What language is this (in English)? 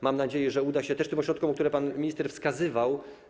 Polish